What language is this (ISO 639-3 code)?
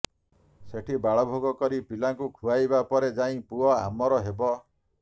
ori